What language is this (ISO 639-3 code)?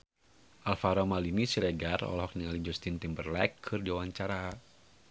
sun